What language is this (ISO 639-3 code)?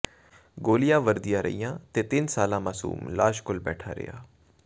pan